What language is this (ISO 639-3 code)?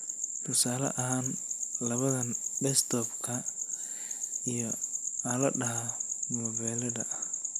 som